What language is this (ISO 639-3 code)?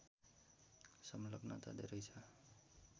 nep